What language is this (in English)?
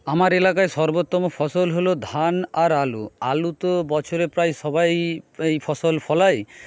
Bangla